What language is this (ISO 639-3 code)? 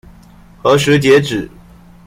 zho